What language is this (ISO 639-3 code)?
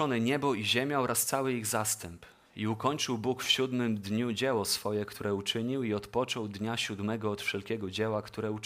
pol